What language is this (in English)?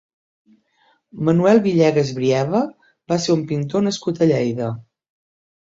Catalan